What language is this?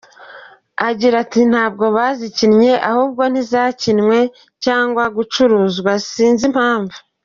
Kinyarwanda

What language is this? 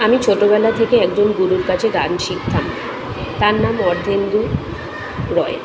Bangla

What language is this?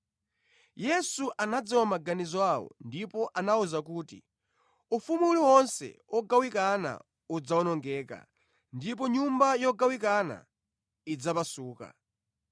Nyanja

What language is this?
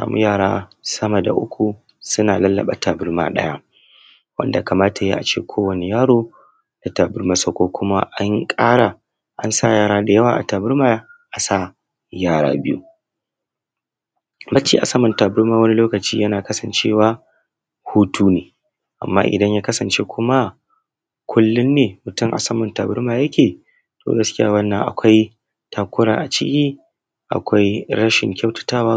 Hausa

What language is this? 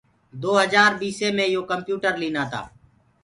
Gurgula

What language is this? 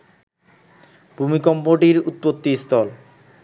Bangla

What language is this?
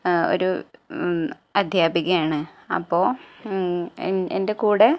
Malayalam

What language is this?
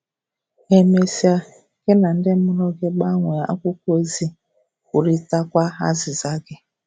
Igbo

